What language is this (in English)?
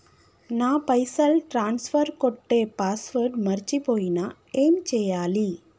Telugu